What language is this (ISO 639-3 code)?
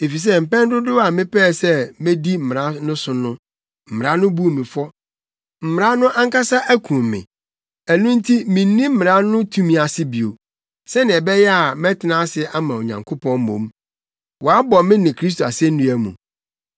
aka